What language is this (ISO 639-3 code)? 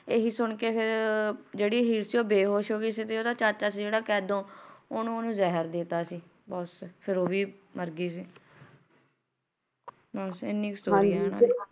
pan